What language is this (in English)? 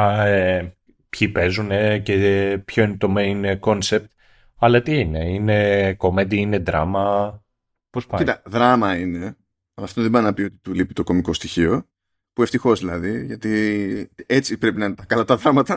Greek